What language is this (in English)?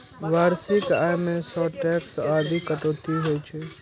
Maithili